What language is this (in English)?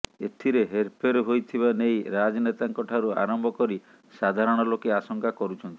Odia